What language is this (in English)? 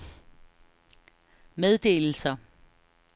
Danish